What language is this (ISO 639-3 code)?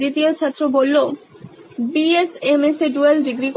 ben